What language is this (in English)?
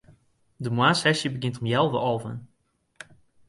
Western Frisian